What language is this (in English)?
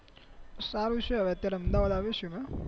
Gujarati